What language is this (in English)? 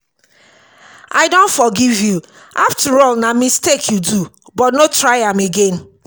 Nigerian Pidgin